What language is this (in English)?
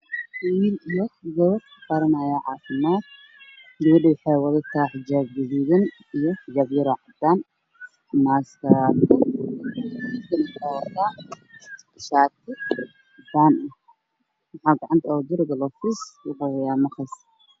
Somali